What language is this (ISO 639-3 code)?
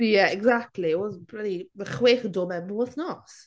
cym